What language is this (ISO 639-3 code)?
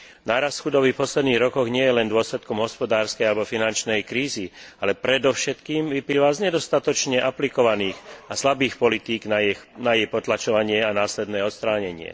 slk